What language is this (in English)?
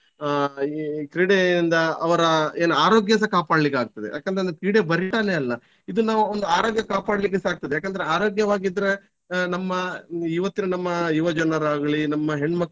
Kannada